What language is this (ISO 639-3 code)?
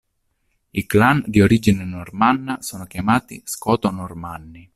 ita